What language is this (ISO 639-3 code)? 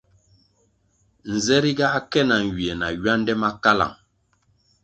nmg